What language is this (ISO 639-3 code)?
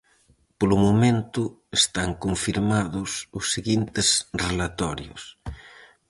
glg